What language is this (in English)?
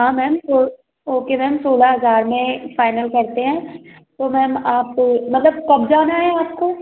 Hindi